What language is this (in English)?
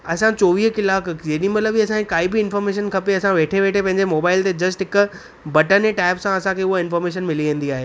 Sindhi